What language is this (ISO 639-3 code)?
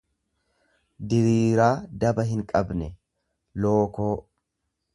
orm